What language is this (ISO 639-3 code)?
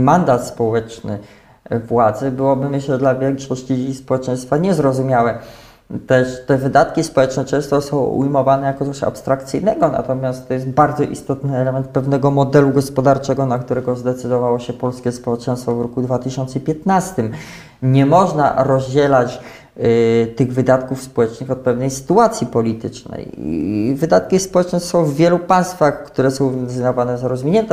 pol